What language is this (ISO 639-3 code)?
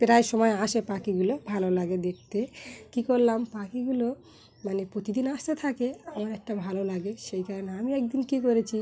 ben